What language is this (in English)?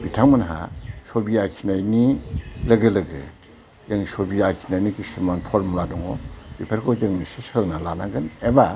Bodo